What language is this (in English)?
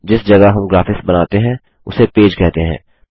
Hindi